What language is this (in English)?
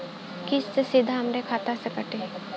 Bhojpuri